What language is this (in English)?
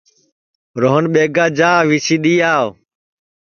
Sansi